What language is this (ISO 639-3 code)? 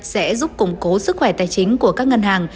vie